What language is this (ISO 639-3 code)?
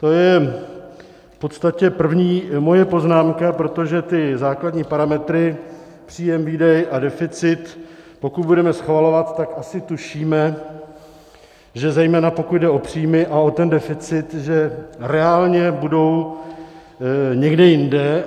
ces